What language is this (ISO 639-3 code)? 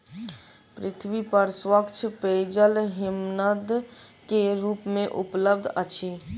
mai